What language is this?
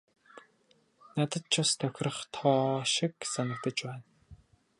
Mongolian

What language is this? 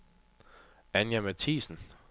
Danish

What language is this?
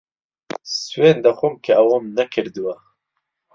Central Kurdish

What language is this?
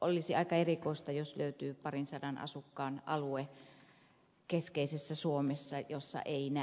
Finnish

